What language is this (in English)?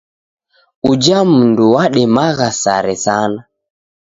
Taita